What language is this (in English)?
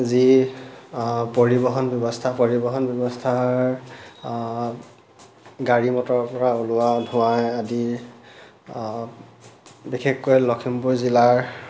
Assamese